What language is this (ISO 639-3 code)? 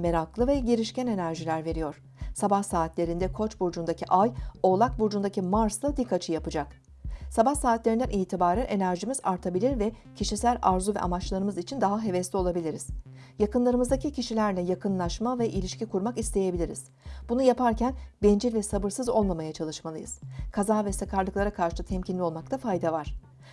tur